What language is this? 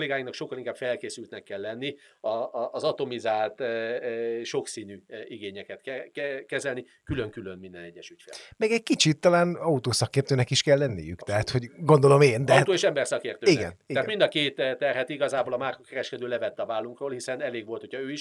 Hungarian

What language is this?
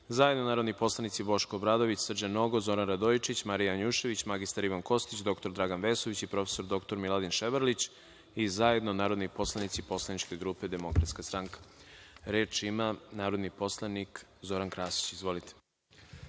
Serbian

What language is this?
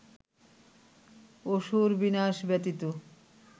Bangla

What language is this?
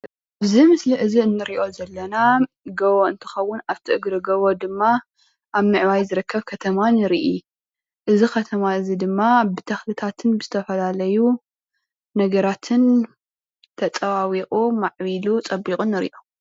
Tigrinya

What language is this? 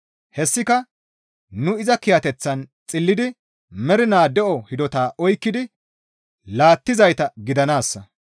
Gamo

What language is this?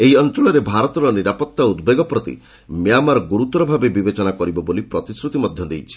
Odia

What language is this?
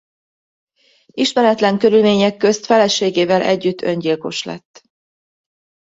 Hungarian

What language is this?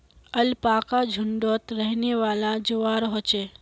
Magahi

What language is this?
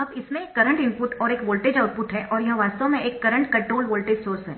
Hindi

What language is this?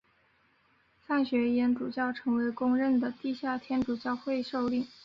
Chinese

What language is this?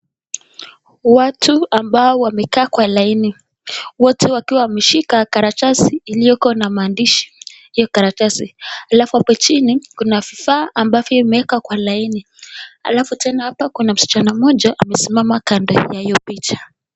Swahili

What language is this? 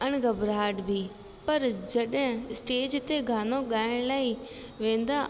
Sindhi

